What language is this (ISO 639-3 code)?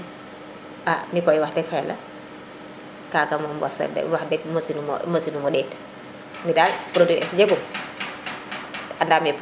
srr